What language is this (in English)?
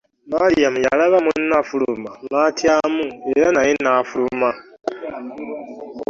Ganda